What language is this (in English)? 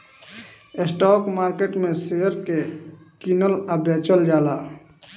Bhojpuri